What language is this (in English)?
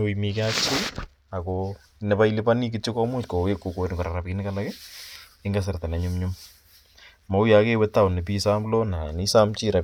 Kalenjin